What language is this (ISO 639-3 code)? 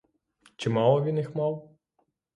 ukr